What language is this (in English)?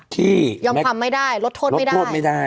Thai